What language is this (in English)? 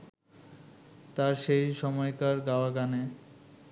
Bangla